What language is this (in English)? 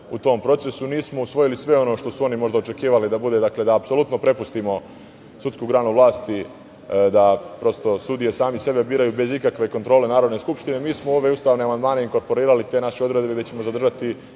Serbian